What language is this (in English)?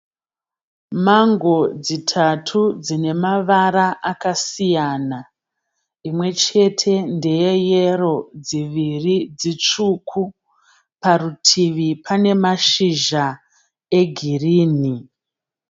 Shona